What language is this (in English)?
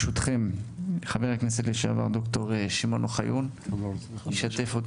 Hebrew